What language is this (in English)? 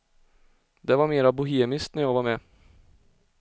Swedish